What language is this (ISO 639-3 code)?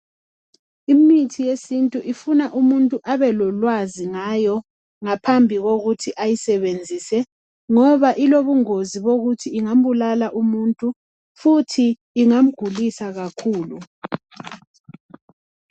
nde